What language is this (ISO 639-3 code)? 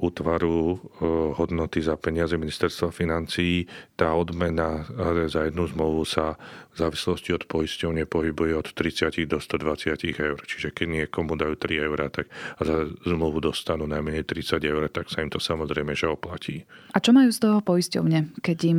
slk